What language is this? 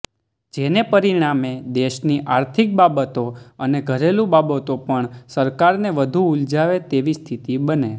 Gujarati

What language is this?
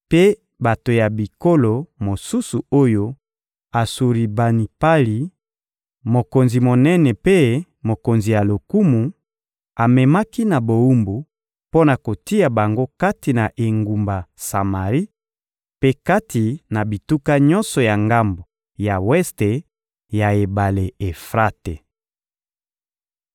Lingala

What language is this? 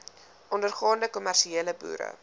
Afrikaans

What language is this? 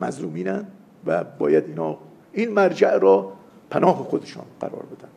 Persian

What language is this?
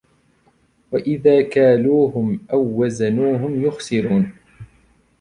Arabic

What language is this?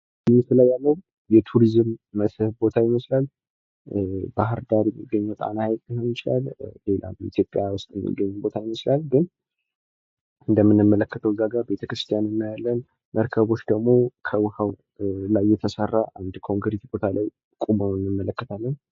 Amharic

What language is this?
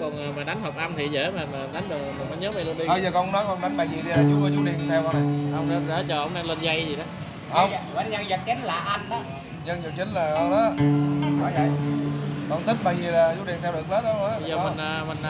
Vietnamese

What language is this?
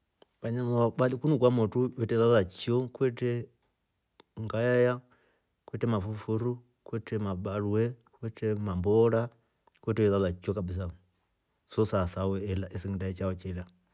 Rombo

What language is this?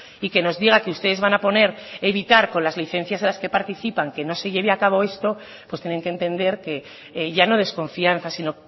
Spanish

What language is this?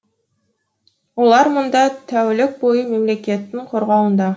Kazakh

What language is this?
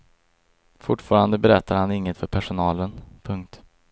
Swedish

